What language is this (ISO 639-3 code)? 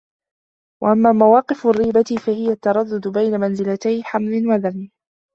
ara